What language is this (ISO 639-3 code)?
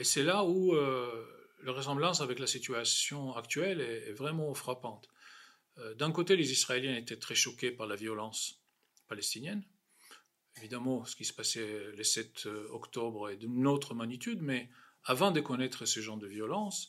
fra